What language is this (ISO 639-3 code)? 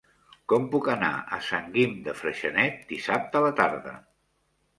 cat